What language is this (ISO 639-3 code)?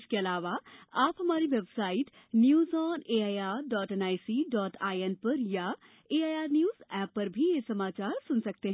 hin